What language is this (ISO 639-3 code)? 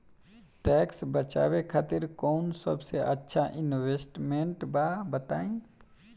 bho